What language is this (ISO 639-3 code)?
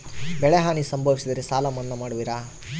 kan